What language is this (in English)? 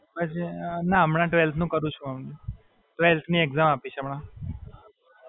Gujarati